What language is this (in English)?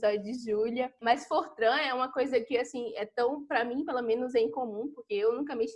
Portuguese